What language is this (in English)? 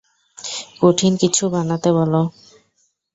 Bangla